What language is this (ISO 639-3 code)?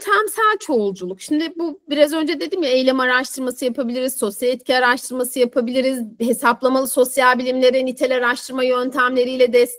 tur